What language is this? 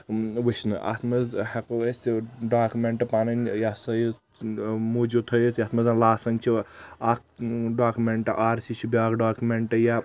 Kashmiri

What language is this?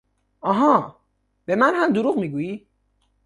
Persian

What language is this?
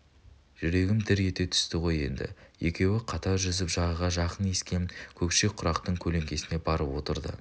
Kazakh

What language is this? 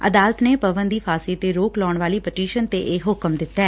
Punjabi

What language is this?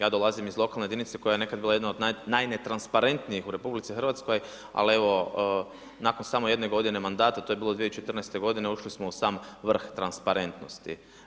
Croatian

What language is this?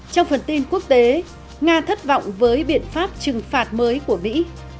Vietnamese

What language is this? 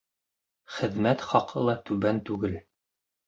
Bashkir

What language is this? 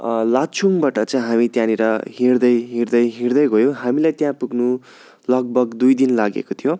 Nepali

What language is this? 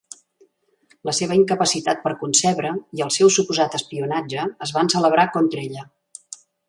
Catalan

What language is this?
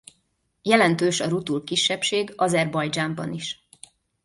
Hungarian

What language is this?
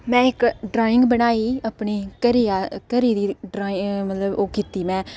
Dogri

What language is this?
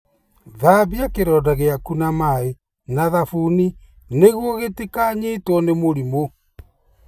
Kikuyu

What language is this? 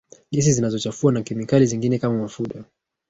Swahili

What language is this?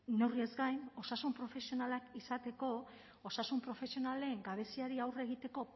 Basque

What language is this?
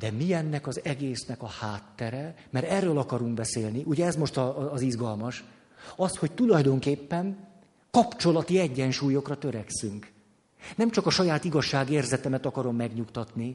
Hungarian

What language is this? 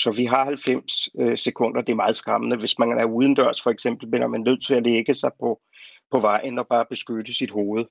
Danish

